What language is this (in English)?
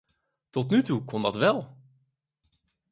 Dutch